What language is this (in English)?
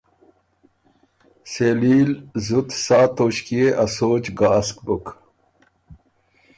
Ormuri